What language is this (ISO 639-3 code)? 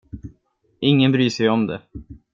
swe